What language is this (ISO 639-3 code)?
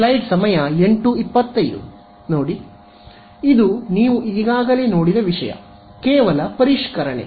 kan